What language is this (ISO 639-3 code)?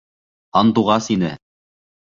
bak